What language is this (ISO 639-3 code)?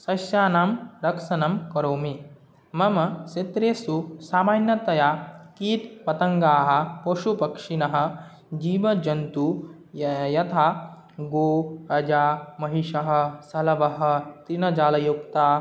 san